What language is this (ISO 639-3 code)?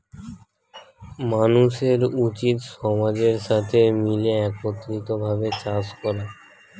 ben